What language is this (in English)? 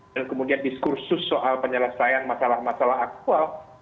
Indonesian